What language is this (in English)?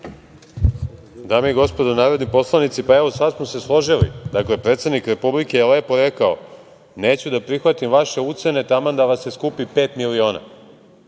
Serbian